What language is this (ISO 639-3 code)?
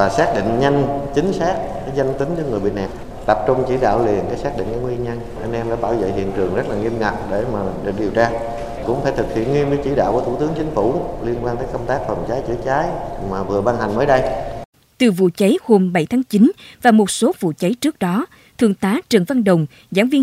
vie